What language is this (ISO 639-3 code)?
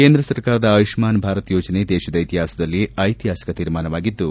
kan